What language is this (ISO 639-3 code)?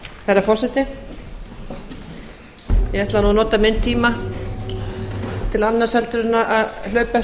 isl